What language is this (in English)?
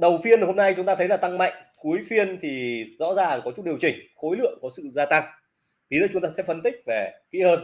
Vietnamese